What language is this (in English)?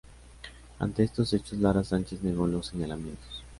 Spanish